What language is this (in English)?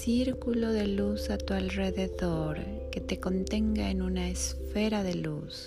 Spanish